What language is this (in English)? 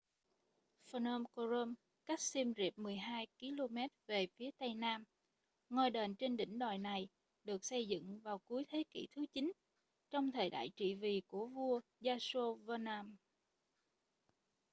Vietnamese